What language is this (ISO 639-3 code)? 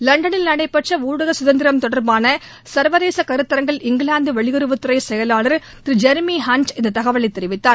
tam